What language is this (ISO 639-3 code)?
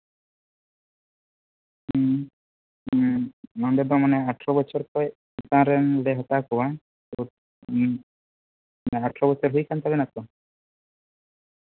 sat